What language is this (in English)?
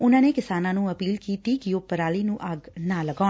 Punjabi